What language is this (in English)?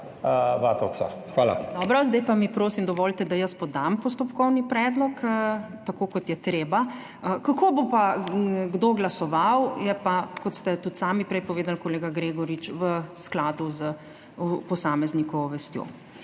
Slovenian